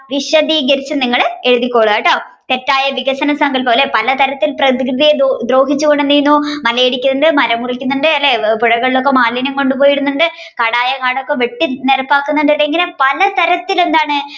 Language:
Malayalam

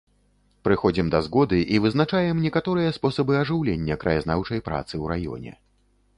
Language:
Belarusian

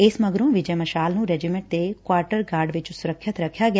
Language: Punjabi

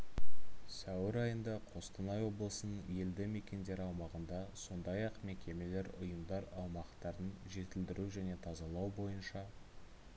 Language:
Kazakh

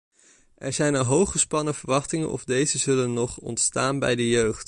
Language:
Dutch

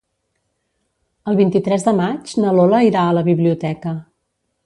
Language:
Catalan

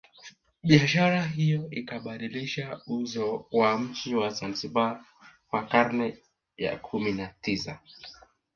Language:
Swahili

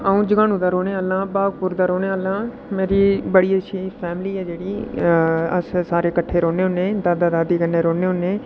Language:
Dogri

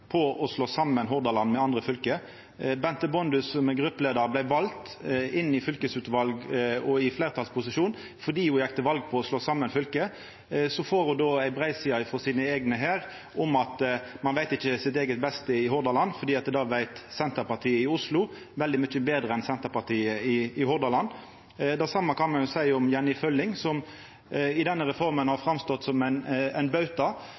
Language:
Norwegian Nynorsk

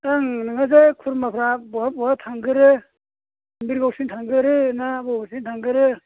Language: Bodo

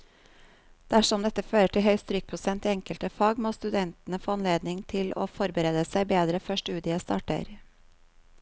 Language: Norwegian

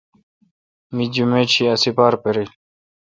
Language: Kalkoti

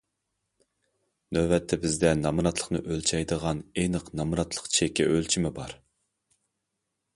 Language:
Uyghur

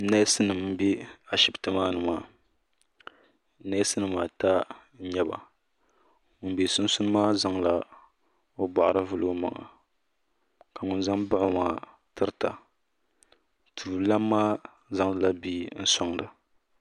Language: Dagbani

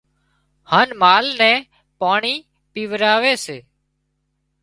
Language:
Wadiyara Koli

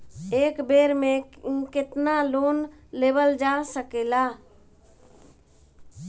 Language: Bhojpuri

